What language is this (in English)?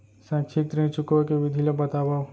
Chhattisgarhi